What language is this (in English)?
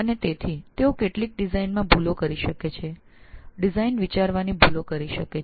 Gujarati